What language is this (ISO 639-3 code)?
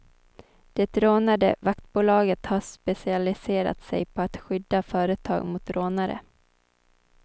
swe